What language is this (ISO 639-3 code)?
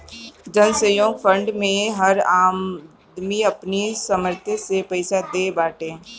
bho